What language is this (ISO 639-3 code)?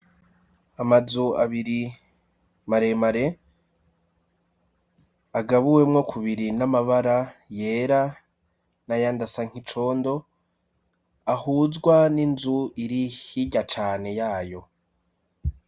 run